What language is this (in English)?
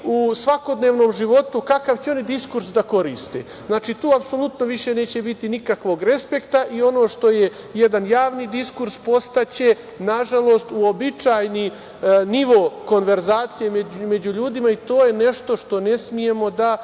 Serbian